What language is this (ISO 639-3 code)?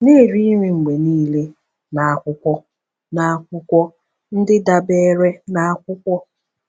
ibo